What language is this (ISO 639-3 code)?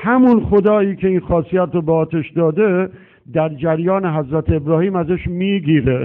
fas